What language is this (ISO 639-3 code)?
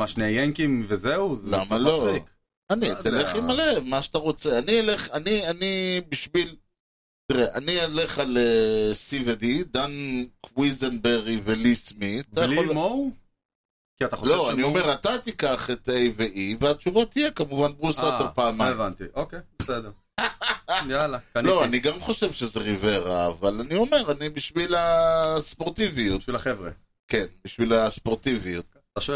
heb